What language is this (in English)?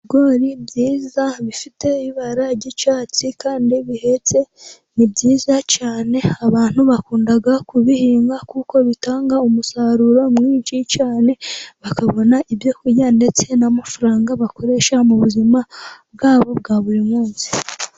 Kinyarwanda